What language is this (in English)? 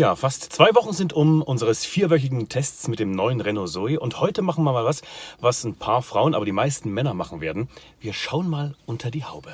German